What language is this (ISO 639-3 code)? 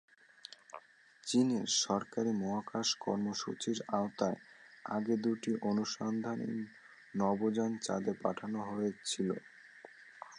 ben